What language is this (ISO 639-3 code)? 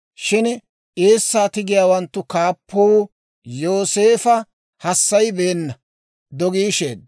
dwr